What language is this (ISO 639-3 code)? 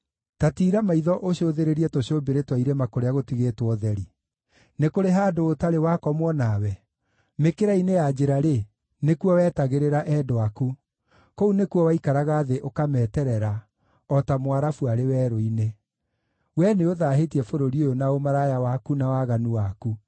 kik